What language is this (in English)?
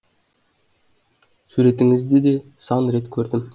Kazakh